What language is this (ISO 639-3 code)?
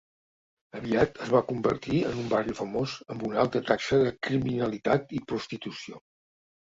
cat